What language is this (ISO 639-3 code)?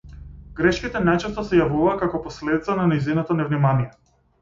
mkd